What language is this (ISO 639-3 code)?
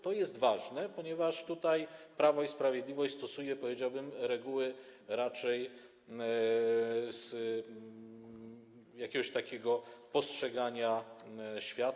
pol